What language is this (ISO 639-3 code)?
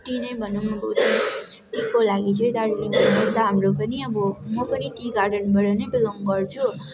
nep